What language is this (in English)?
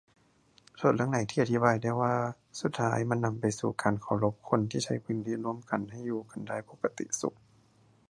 Thai